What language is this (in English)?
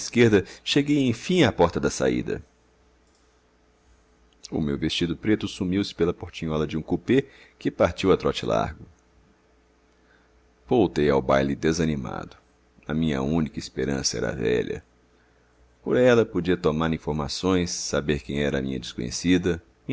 Portuguese